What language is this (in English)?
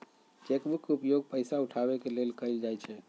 Magahi